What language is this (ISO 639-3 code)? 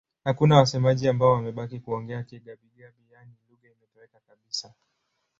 swa